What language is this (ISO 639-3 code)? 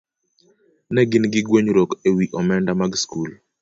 luo